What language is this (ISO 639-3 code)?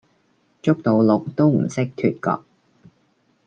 yue